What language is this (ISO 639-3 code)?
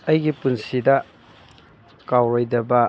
mni